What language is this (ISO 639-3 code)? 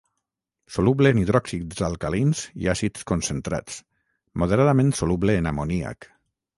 cat